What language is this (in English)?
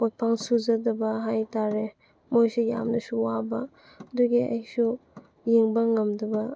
Manipuri